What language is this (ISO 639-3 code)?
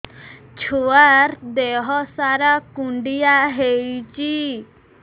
ori